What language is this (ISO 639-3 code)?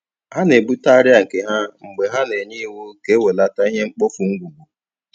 ibo